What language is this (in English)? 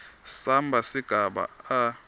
Swati